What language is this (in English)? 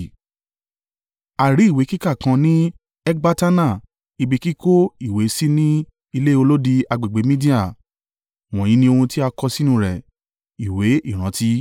Yoruba